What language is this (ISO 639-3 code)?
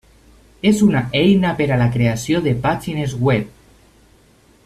cat